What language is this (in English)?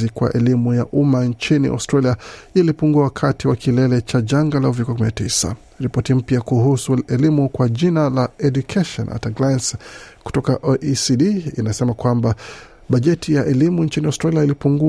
Swahili